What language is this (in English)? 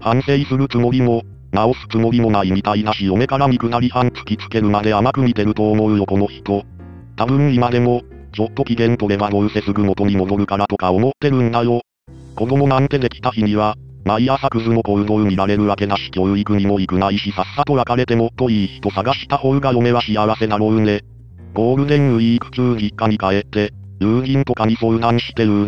Japanese